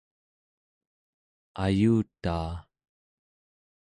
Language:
Central Yupik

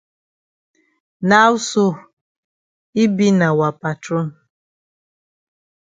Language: Cameroon Pidgin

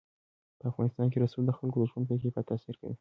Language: Pashto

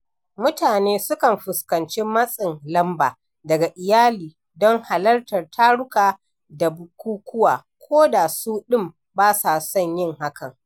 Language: Hausa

